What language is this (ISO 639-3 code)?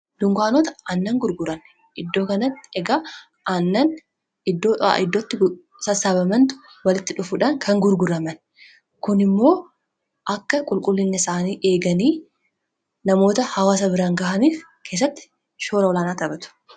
orm